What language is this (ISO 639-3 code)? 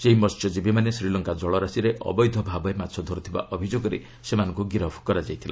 ori